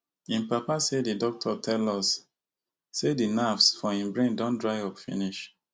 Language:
Nigerian Pidgin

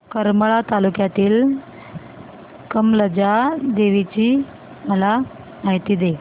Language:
Marathi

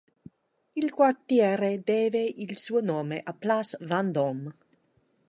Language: Italian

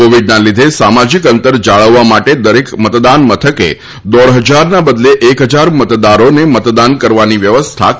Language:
Gujarati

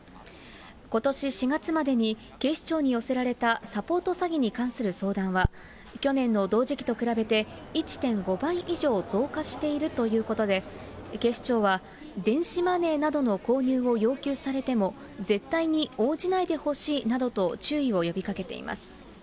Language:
Japanese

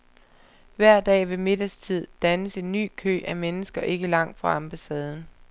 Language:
Danish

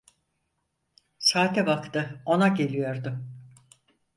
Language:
Turkish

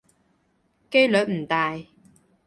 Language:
Cantonese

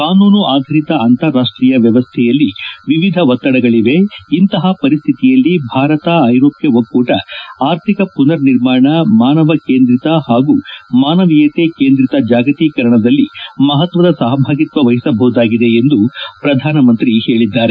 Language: Kannada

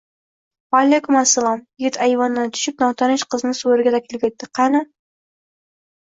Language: Uzbek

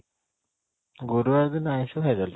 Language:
Odia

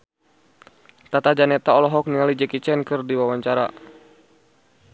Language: Sundanese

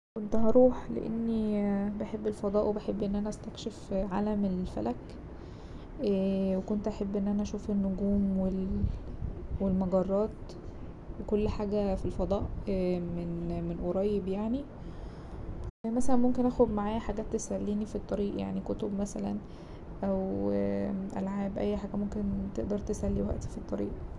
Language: Egyptian Arabic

